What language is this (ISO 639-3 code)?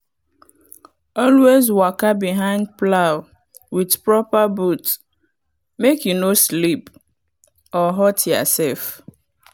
pcm